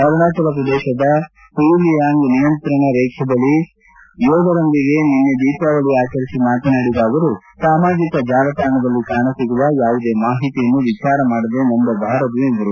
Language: Kannada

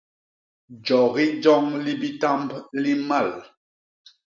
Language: Basaa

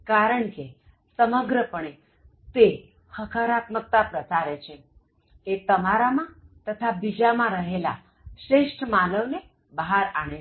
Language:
Gujarati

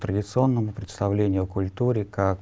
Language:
Russian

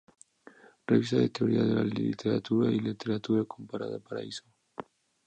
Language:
Spanish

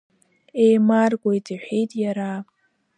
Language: Abkhazian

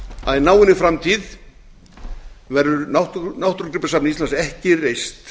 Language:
Icelandic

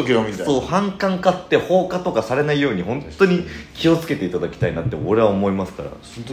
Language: Japanese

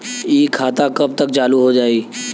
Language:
Bhojpuri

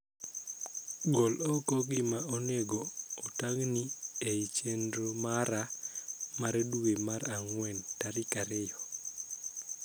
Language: Luo (Kenya and Tanzania)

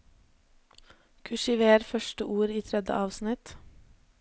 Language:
Norwegian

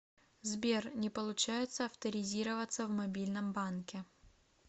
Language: Russian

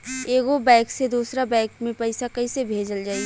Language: Bhojpuri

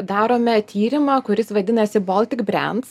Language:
Lithuanian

